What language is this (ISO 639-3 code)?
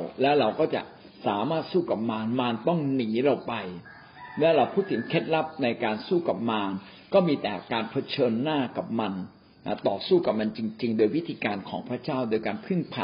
tha